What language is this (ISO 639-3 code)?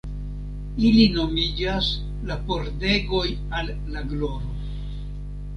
epo